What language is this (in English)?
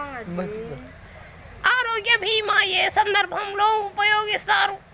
Telugu